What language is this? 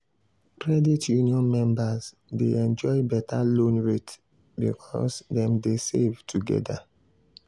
Nigerian Pidgin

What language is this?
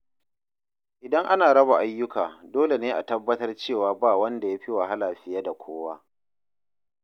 Hausa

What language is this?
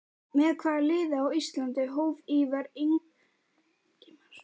Icelandic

